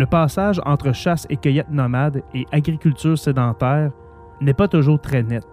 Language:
French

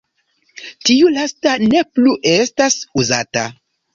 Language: Esperanto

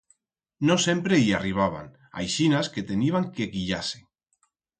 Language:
Aragonese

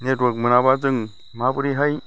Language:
Bodo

